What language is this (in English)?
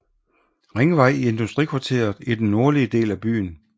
Danish